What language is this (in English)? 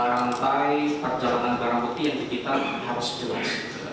Indonesian